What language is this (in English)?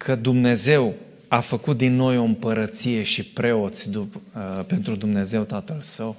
Romanian